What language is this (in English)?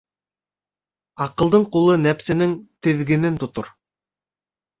Bashkir